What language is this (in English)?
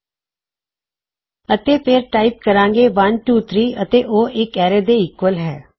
Punjabi